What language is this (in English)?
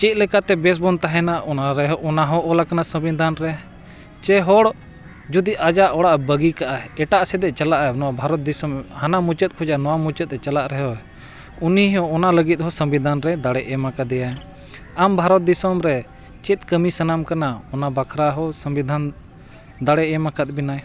Santali